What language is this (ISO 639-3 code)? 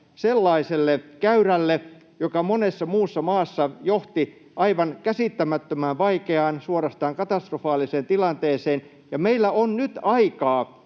fin